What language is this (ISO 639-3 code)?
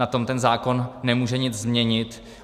ces